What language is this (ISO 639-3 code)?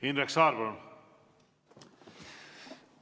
est